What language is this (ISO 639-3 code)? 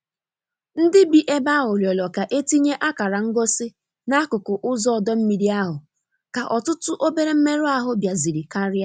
ibo